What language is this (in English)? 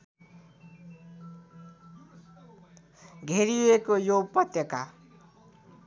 Nepali